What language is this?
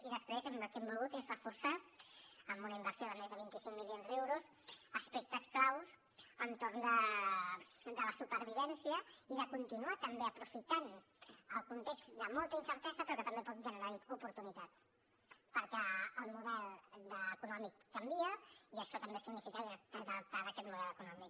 Catalan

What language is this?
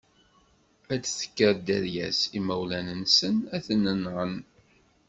Kabyle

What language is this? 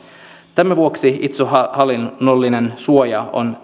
Finnish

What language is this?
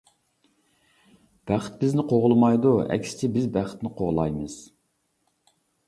Uyghur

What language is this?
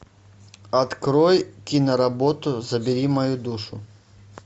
Russian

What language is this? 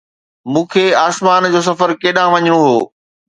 Sindhi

